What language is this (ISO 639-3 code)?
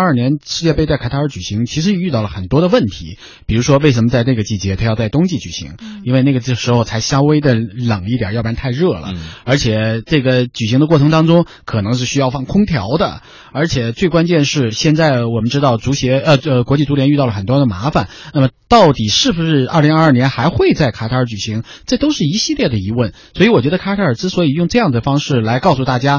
zho